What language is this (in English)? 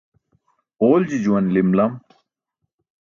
Burushaski